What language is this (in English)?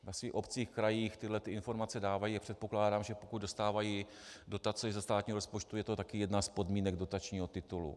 Czech